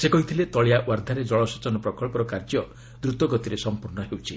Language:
Odia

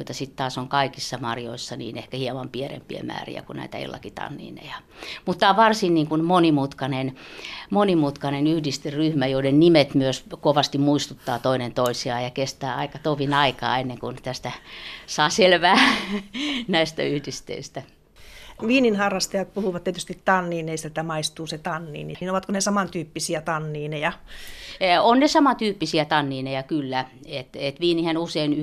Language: Finnish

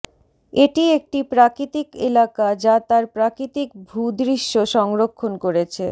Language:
Bangla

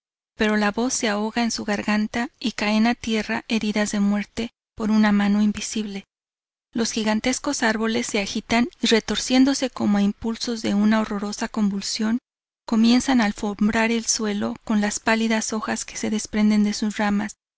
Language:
Spanish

